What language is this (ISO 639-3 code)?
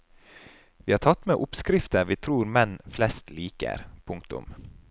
nor